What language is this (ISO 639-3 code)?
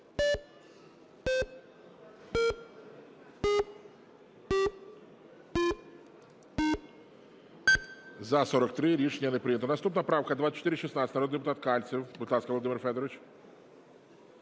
ukr